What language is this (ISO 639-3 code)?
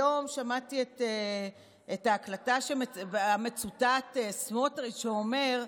heb